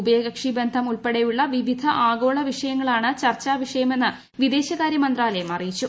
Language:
Malayalam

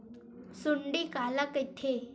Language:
Chhattisgarhi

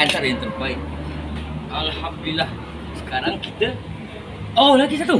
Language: Malay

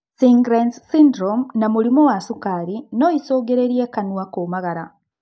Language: Kikuyu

